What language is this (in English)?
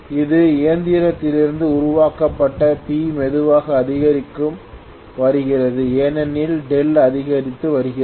Tamil